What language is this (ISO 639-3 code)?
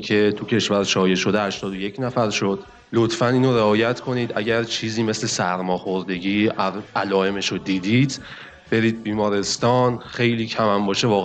fas